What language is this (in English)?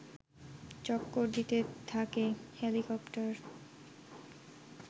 Bangla